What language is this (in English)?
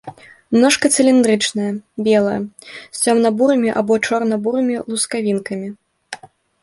Belarusian